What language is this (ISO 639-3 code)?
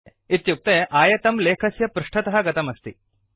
san